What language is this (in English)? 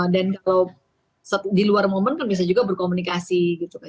Indonesian